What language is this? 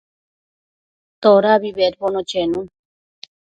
Matsés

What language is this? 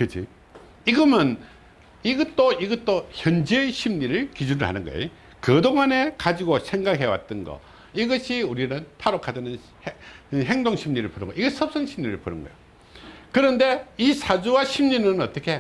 Korean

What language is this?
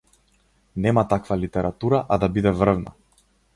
Macedonian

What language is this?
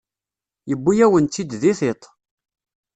Kabyle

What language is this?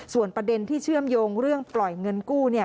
Thai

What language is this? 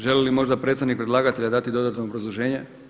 Croatian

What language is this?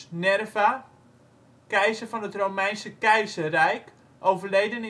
Dutch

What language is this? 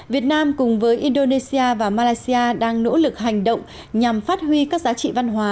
Vietnamese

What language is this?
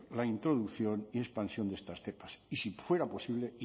Spanish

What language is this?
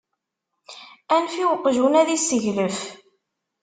Kabyle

